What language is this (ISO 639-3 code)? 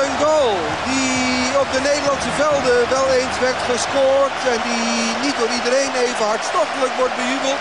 nld